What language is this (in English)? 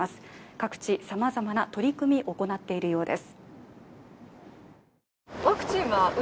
Japanese